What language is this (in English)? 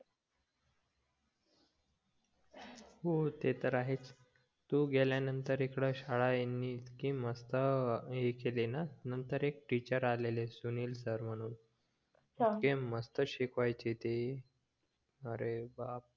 Marathi